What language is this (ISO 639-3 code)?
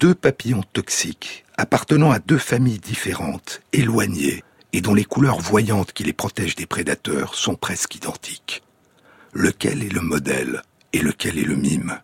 fra